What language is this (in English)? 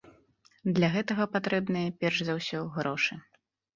Belarusian